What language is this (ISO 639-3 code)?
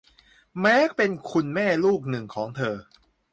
tha